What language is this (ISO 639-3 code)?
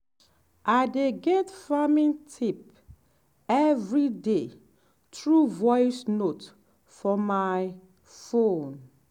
pcm